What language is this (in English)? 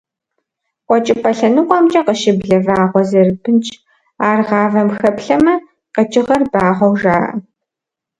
Kabardian